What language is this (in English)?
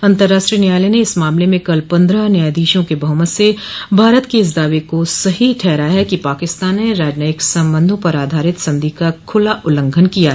Hindi